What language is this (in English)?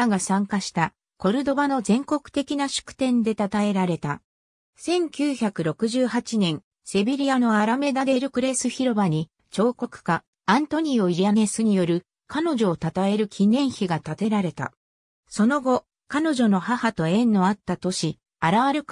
Japanese